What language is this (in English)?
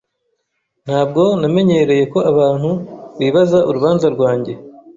Kinyarwanda